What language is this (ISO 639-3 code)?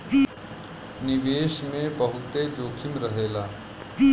bho